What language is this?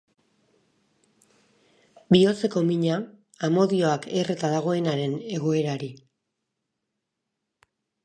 Basque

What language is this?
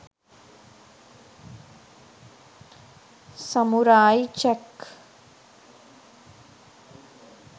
Sinhala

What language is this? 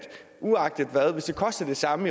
Danish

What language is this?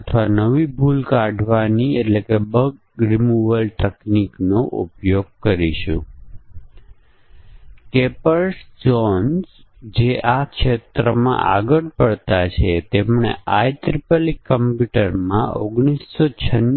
Gujarati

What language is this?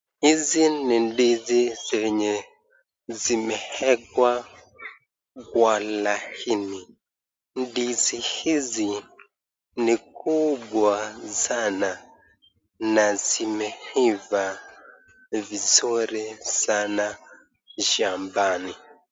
Swahili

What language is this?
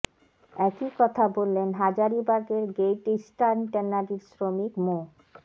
Bangla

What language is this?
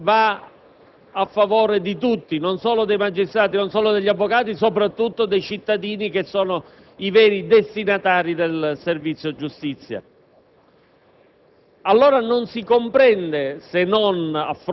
Italian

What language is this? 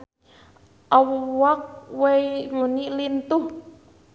Sundanese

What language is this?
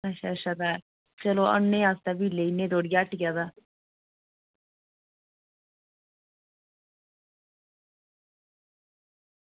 Dogri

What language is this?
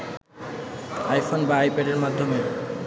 Bangla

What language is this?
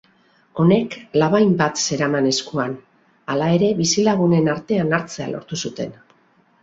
Basque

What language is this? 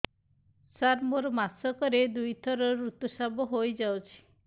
Odia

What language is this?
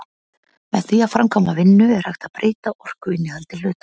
Icelandic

